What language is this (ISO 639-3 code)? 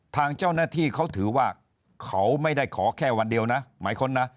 tha